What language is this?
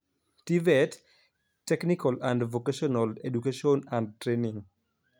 Luo (Kenya and Tanzania)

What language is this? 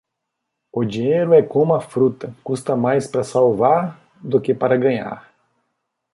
Portuguese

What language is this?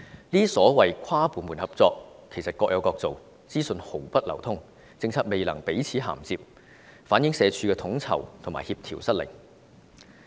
Cantonese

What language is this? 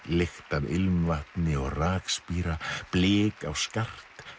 Icelandic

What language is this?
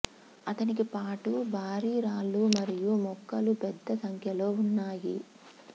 Telugu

